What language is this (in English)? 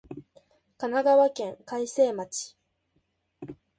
Japanese